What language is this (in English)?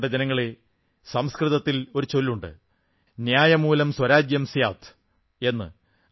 Malayalam